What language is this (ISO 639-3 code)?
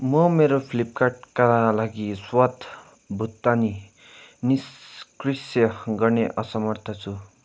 nep